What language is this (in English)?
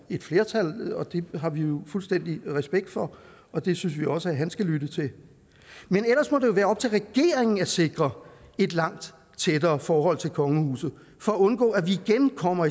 Danish